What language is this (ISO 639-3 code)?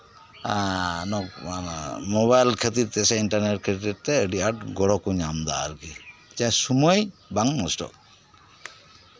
sat